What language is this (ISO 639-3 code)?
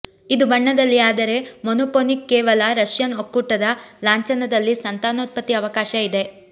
kan